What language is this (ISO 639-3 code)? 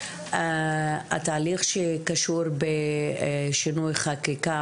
heb